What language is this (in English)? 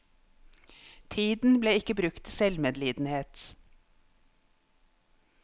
Norwegian